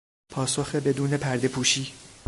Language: Persian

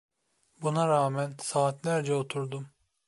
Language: Turkish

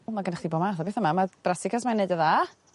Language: Welsh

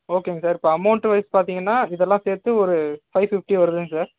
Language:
Tamil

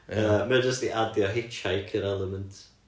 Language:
Welsh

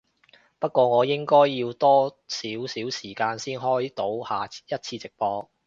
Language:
Cantonese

